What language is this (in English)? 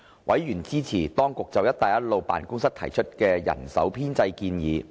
Cantonese